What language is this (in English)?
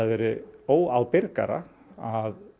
Icelandic